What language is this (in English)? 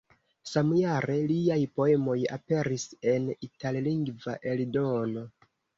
Esperanto